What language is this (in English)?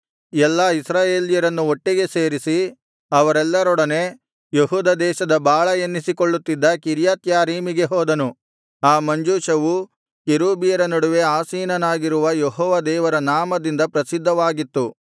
Kannada